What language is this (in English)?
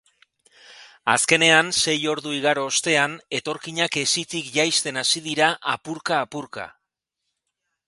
Basque